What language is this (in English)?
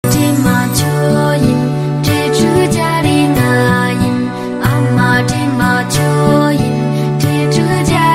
Korean